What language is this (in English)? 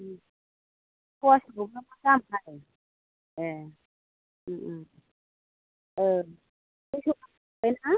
Bodo